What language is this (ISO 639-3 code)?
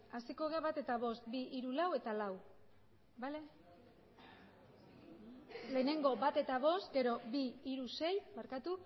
eus